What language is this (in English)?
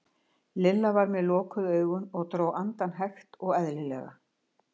Icelandic